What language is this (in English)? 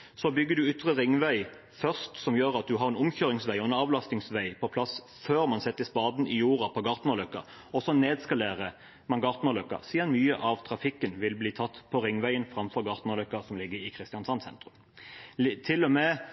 Norwegian Bokmål